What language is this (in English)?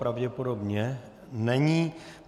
Czech